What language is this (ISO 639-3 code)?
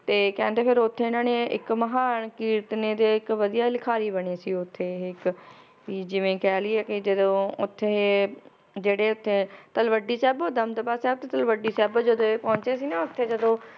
pan